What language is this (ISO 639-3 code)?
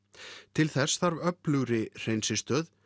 isl